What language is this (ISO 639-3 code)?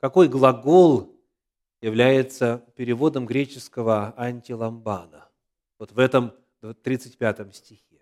rus